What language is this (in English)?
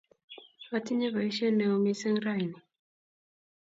Kalenjin